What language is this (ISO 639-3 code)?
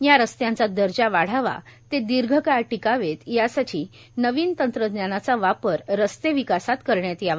mar